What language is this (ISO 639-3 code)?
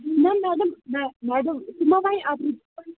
kas